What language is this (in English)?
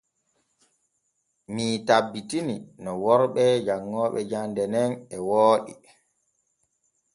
Borgu Fulfulde